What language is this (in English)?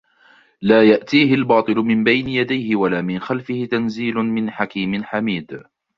Arabic